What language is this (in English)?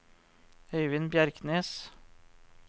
Norwegian